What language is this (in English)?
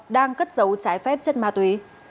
Vietnamese